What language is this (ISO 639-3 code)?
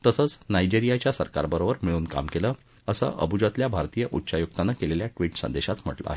mar